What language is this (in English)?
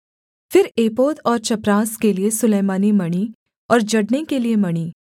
Hindi